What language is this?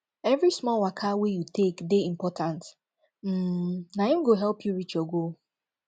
Nigerian Pidgin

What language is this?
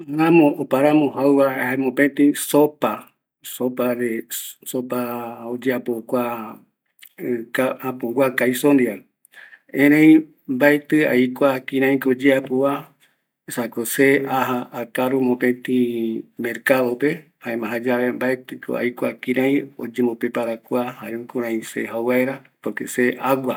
Eastern Bolivian Guaraní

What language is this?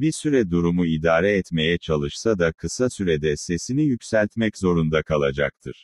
Turkish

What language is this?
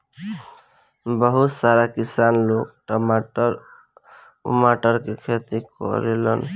Bhojpuri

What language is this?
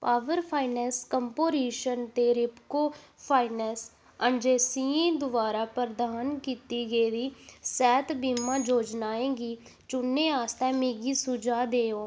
Dogri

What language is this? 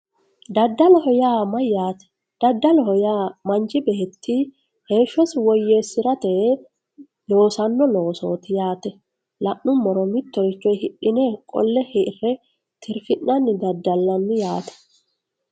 Sidamo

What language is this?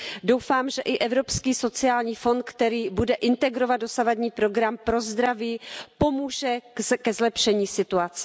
Czech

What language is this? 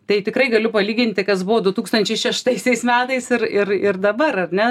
Lithuanian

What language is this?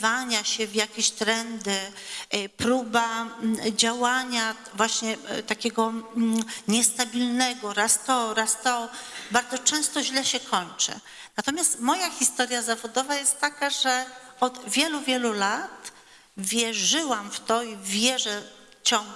Polish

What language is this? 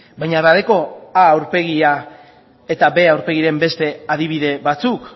Basque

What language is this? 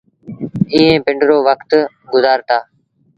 Sindhi Bhil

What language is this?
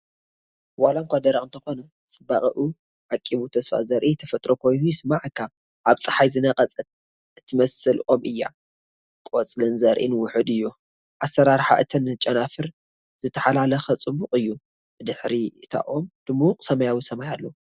Tigrinya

